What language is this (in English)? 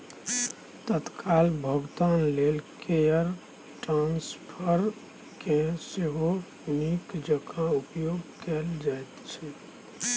Maithili